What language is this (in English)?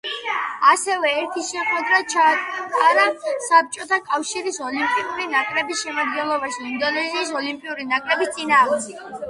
Georgian